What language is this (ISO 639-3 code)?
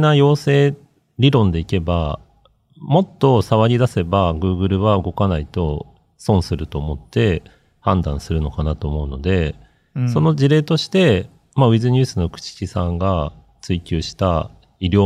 jpn